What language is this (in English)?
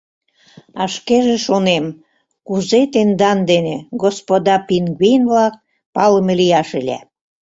Mari